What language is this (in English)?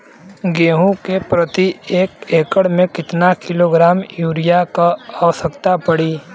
Bhojpuri